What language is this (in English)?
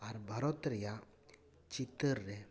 Santali